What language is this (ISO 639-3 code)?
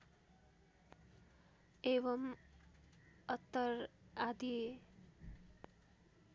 nep